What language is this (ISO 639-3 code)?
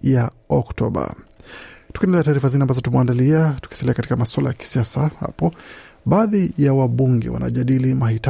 swa